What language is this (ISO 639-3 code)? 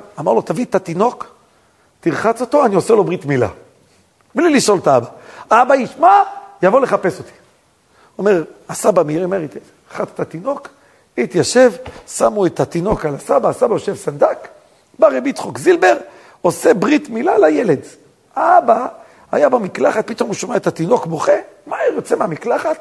heb